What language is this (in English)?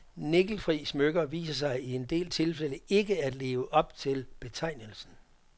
Danish